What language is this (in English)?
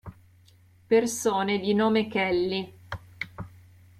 Italian